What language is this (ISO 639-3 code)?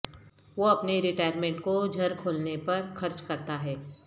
urd